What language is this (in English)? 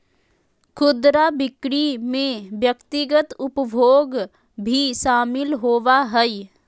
Magahi